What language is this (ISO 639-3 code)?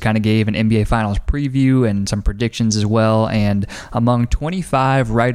eng